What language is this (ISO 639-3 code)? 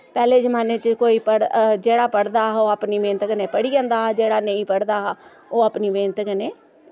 doi